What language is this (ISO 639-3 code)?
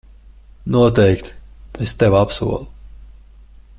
lav